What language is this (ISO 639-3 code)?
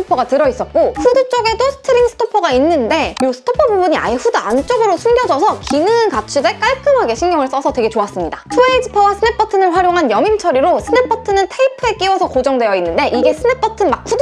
kor